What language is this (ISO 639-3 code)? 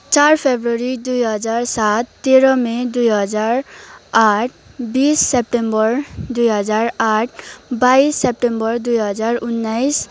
nep